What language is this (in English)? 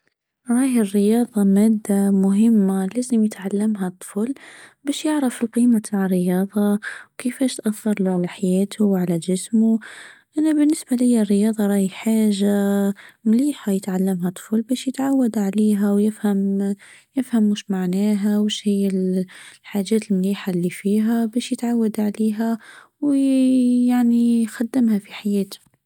Tunisian Arabic